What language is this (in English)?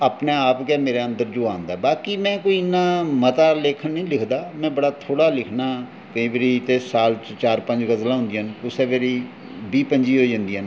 Dogri